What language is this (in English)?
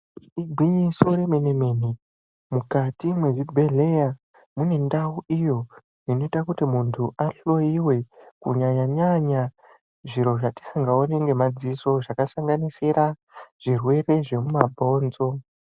Ndau